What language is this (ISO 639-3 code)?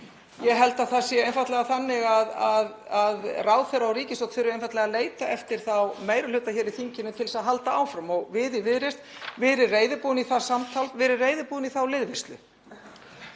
isl